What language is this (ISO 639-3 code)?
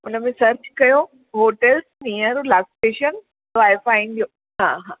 snd